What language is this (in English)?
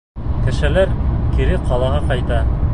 Bashkir